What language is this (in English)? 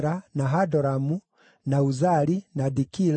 Kikuyu